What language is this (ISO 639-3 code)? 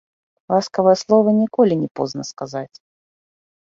bel